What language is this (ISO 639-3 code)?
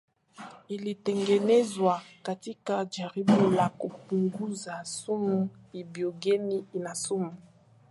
swa